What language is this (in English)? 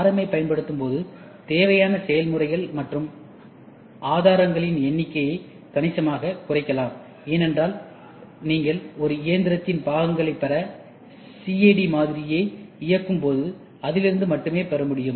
Tamil